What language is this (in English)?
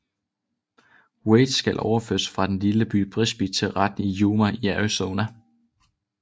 Danish